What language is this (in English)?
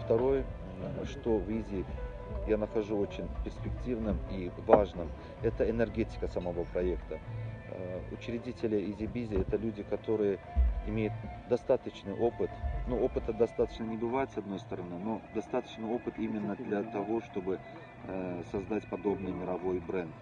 Russian